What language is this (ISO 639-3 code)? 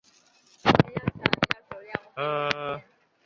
zho